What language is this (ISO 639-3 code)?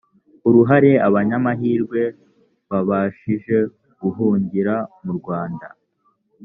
kin